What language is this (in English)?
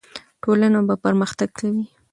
Pashto